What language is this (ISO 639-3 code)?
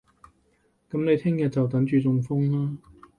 yue